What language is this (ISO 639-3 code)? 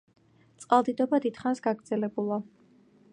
kat